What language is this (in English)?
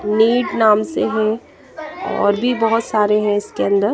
Hindi